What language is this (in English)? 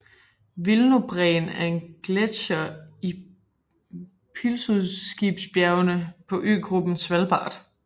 Danish